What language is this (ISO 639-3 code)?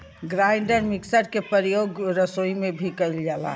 bho